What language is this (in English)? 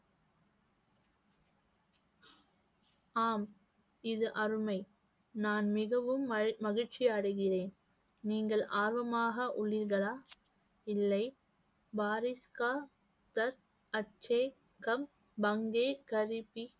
Tamil